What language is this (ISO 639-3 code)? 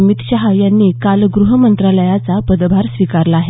mar